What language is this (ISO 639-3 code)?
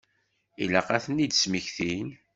kab